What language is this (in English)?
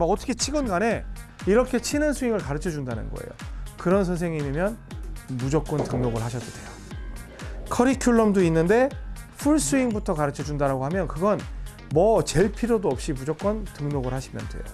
Korean